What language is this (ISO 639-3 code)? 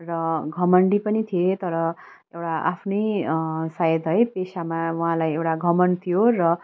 nep